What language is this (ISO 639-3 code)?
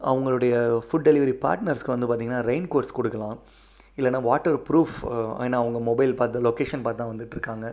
tam